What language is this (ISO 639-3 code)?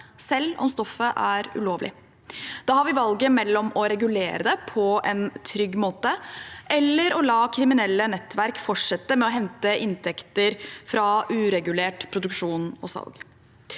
nor